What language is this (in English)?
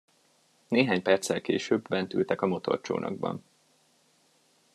Hungarian